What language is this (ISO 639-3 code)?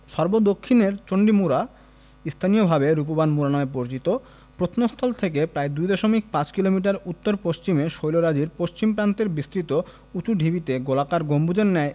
ben